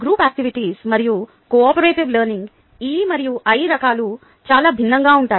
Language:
Telugu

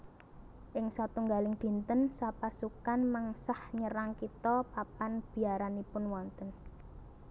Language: Javanese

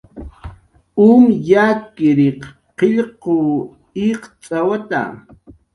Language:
Jaqaru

